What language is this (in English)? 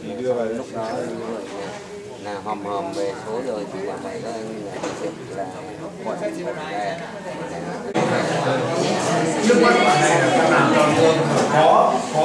Vietnamese